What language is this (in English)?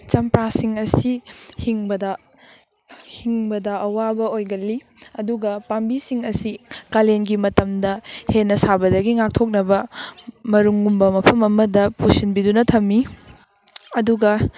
Manipuri